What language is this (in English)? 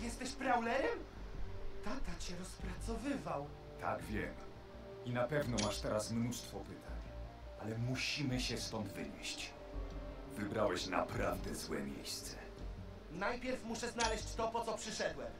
Polish